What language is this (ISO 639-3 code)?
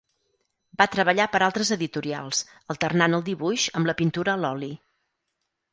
cat